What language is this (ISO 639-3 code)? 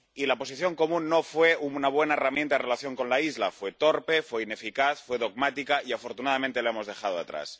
spa